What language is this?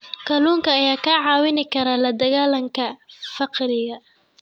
Somali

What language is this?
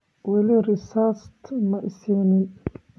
Somali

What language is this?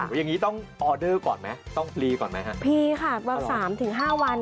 Thai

